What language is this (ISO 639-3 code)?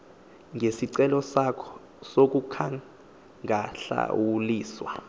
xho